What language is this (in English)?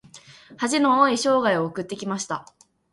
Japanese